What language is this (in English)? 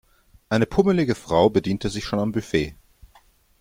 German